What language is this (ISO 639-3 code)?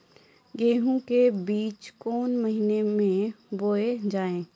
mai